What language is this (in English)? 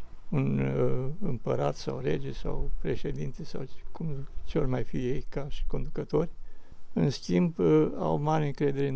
Romanian